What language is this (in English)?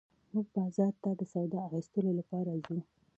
Pashto